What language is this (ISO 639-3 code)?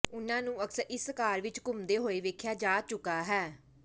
pan